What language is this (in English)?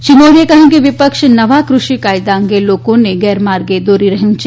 Gujarati